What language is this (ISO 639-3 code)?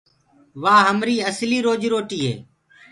ggg